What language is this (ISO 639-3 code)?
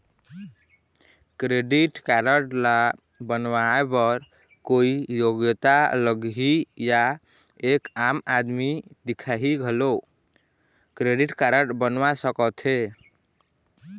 hne